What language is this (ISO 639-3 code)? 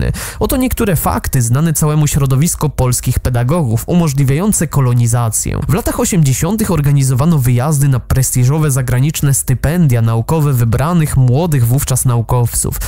pol